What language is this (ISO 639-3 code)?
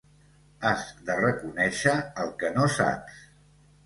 cat